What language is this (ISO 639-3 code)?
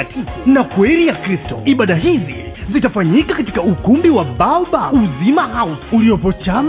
swa